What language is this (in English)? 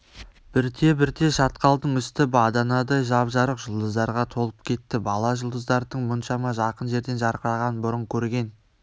Kazakh